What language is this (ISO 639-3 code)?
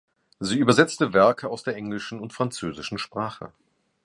deu